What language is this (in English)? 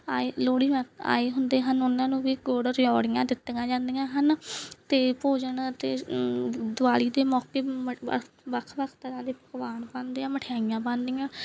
Punjabi